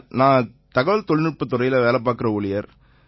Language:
Tamil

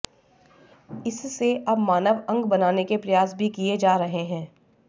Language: Hindi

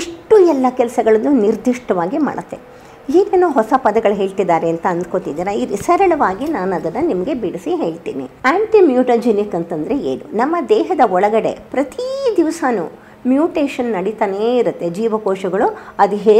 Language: Kannada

